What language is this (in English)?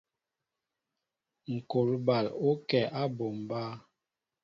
Mbo (Cameroon)